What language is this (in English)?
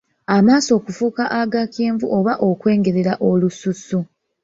Ganda